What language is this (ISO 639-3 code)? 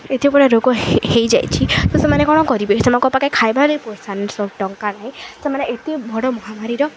ori